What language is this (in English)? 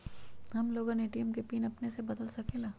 Magahi